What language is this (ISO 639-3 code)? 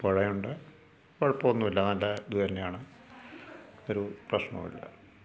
mal